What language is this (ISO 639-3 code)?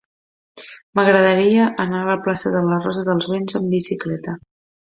cat